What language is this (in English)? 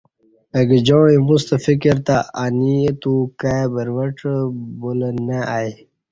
Kati